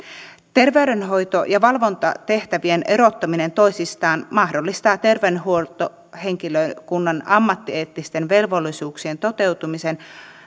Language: Finnish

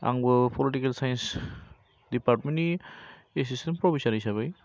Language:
Bodo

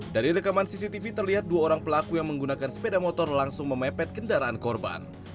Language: Indonesian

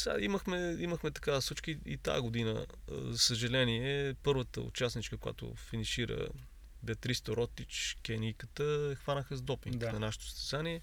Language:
Bulgarian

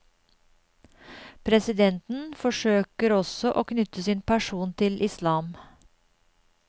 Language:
Norwegian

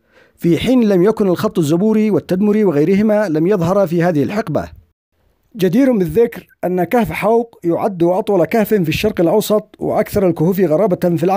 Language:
Arabic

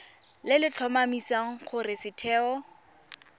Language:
Tswana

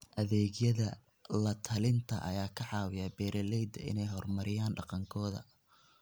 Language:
Somali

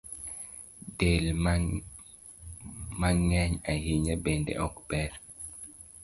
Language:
Luo (Kenya and Tanzania)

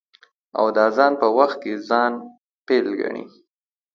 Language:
Pashto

